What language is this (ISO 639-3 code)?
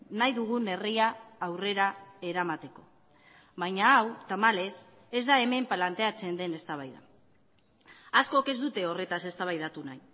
eus